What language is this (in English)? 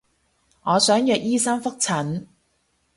Cantonese